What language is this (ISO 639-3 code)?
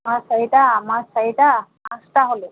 asm